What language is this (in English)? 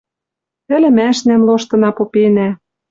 Western Mari